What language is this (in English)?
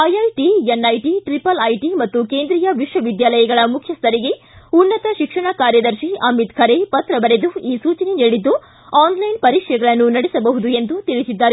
Kannada